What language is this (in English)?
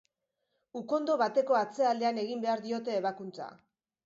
Basque